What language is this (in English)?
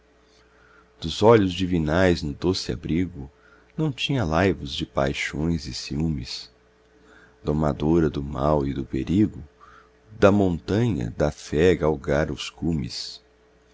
Portuguese